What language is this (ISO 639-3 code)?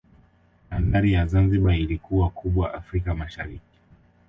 swa